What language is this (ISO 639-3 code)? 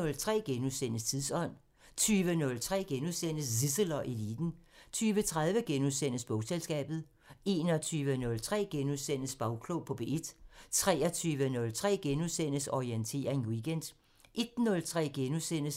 dan